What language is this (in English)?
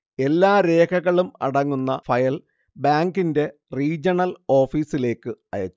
Malayalam